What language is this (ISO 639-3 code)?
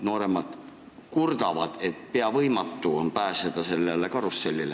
est